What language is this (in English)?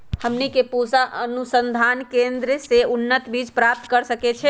Magahi